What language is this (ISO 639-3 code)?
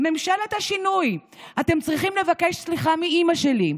heb